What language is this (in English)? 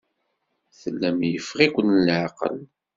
Kabyle